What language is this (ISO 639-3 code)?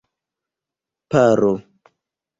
epo